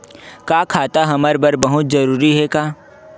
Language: Chhattisgarhi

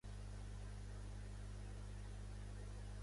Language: Catalan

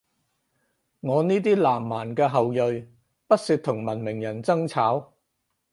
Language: Cantonese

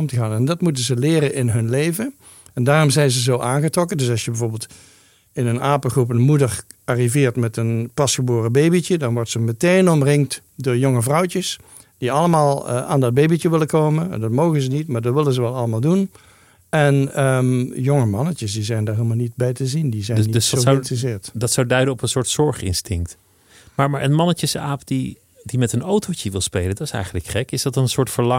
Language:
Dutch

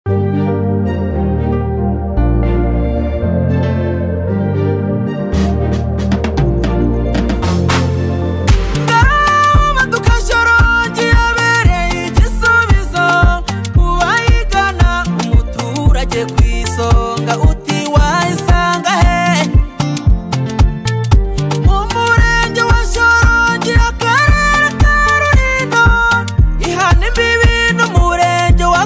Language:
Romanian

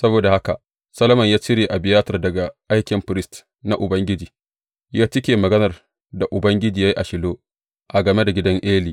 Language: Hausa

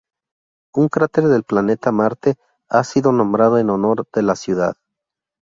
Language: Spanish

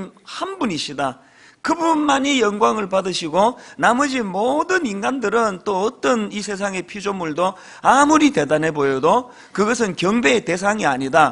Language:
Korean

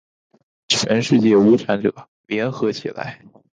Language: Chinese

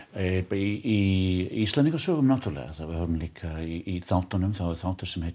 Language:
Icelandic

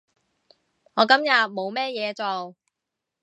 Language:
Cantonese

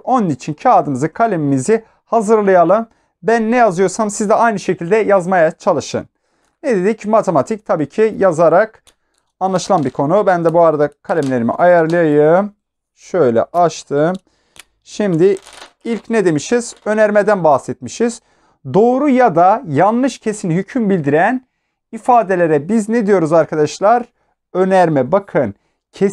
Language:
Turkish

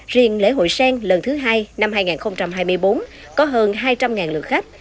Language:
Vietnamese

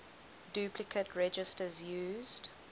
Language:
English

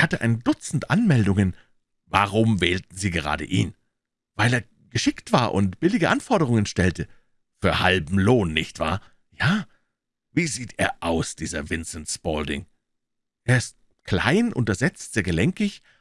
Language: German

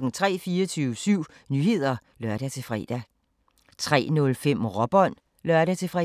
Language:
Danish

